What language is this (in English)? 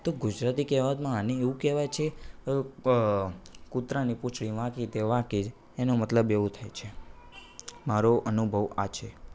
Gujarati